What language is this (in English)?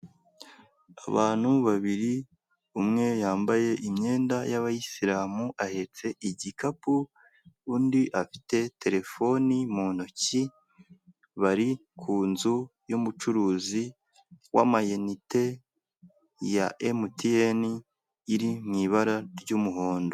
Kinyarwanda